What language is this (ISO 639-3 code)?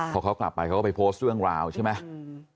tha